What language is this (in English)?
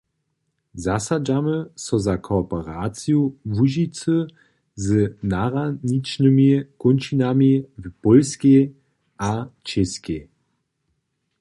Upper Sorbian